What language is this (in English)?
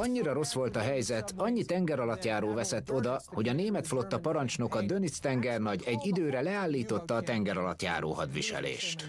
Hungarian